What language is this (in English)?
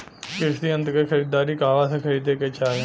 Bhojpuri